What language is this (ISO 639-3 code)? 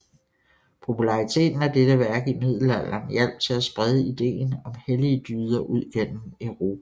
dan